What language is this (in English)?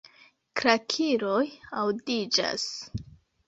Esperanto